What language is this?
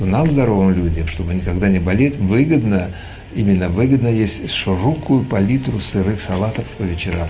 Russian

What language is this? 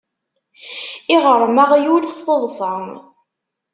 Kabyle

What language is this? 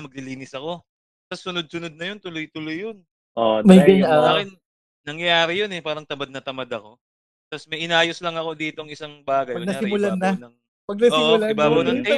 Filipino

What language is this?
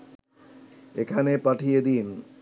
Bangla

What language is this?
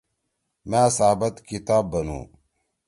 Torwali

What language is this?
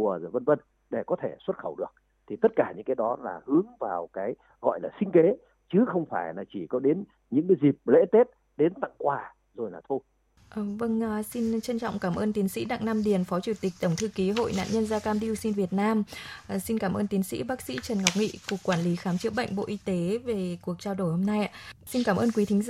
Vietnamese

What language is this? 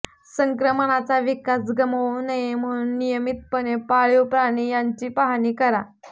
Marathi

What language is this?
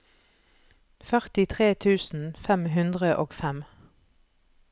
Norwegian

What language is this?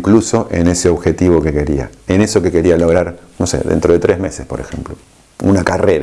Spanish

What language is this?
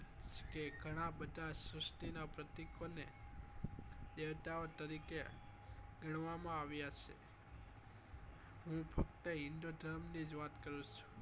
Gujarati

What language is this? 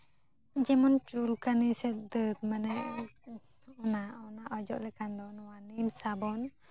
Santali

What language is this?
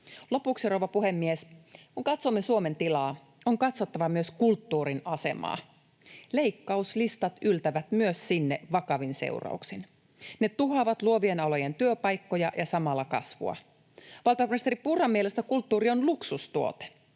Finnish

